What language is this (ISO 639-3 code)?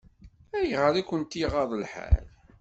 kab